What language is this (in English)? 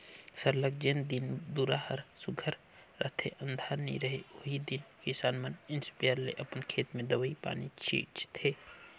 Chhattisgarhi